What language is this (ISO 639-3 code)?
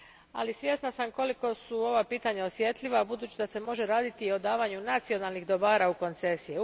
hrv